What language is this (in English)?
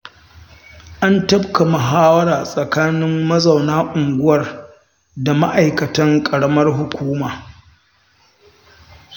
Hausa